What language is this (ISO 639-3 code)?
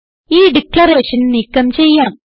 mal